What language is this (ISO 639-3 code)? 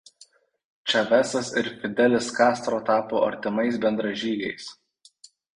lit